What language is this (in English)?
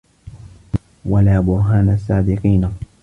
Arabic